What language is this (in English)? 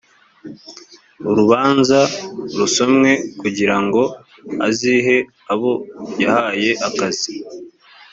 Kinyarwanda